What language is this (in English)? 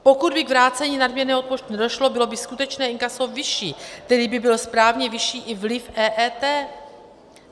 Czech